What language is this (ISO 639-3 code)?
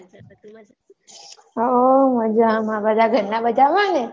guj